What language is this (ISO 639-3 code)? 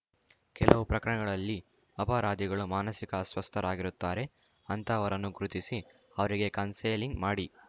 kan